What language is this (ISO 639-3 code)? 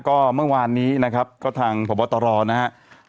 tha